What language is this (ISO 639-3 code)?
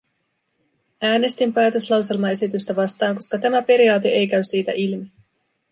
fin